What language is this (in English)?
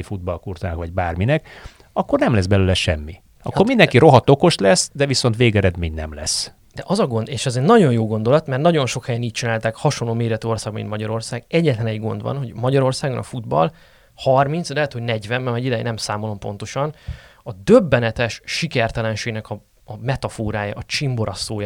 Hungarian